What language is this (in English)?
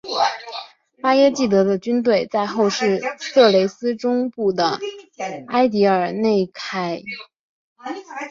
Chinese